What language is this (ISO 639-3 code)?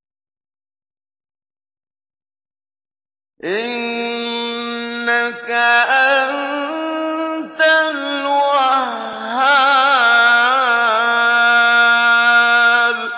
ara